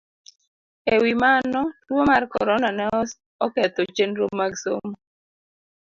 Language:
Luo (Kenya and Tanzania)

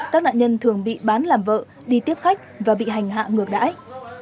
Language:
Vietnamese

